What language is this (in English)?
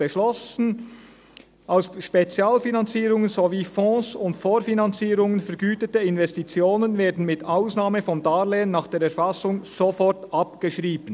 Swiss German